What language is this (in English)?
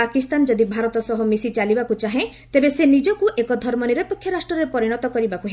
Odia